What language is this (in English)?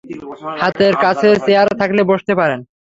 Bangla